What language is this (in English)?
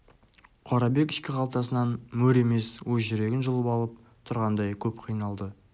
Kazakh